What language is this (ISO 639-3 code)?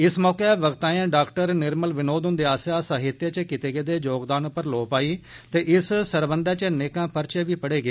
doi